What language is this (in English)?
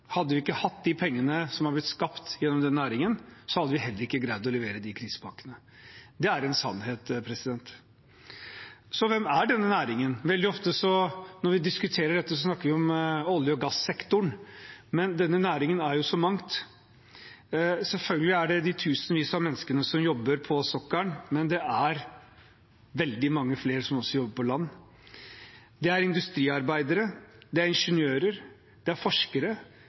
Norwegian Bokmål